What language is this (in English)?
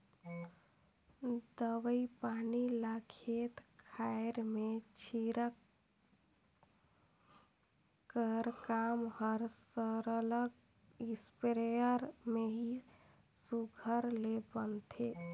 Chhattisgarhi